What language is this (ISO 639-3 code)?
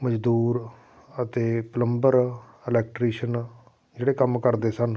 pan